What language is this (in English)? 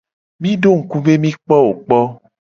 Gen